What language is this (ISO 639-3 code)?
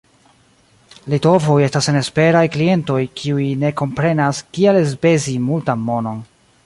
epo